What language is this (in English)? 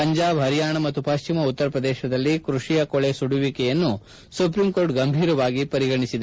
Kannada